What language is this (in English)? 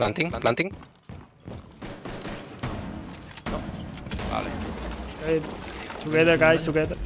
Spanish